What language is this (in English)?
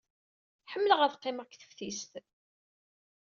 Kabyle